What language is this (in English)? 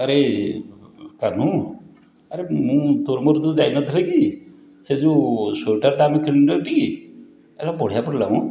Odia